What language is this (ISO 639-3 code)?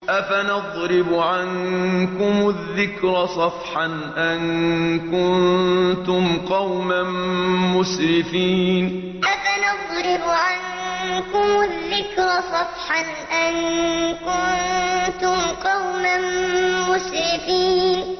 ara